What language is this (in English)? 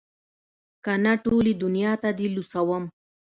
Pashto